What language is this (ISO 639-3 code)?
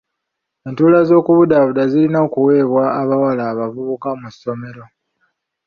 lug